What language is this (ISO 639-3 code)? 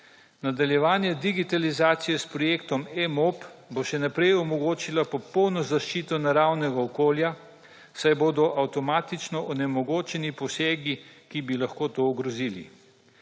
slv